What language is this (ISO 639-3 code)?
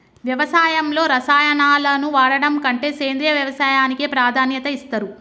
tel